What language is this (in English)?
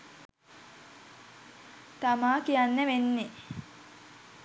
Sinhala